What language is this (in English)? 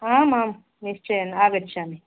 Sanskrit